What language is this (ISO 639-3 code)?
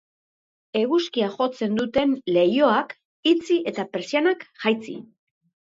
eus